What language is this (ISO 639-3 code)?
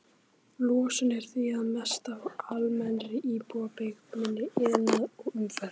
isl